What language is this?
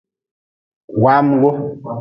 Nawdm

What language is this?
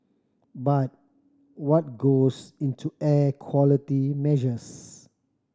English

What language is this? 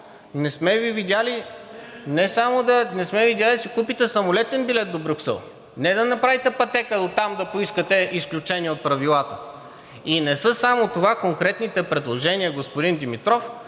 Bulgarian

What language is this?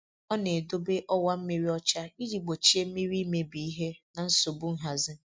Igbo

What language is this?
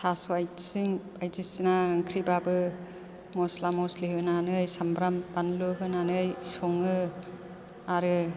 Bodo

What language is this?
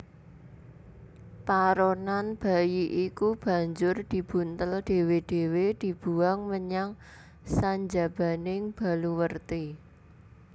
Javanese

